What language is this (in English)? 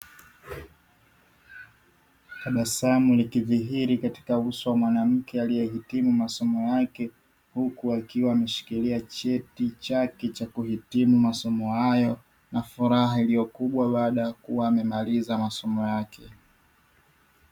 Swahili